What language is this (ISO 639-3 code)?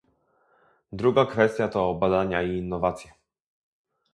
pol